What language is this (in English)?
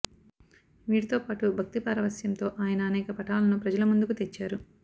Telugu